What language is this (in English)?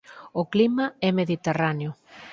Galician